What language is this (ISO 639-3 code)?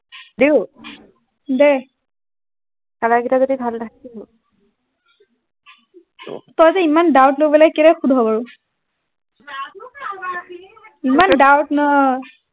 asm